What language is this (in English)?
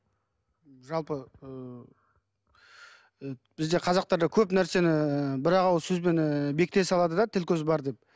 Kazakh